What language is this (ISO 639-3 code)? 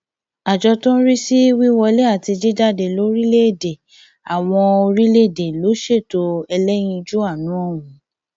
yor